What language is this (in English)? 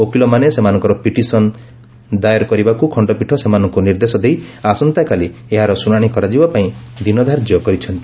Odia